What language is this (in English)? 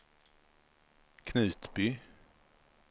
Swedish